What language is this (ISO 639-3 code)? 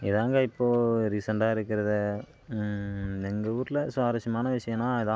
tam